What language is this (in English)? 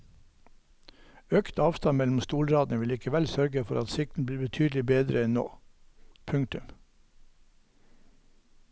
Norwegian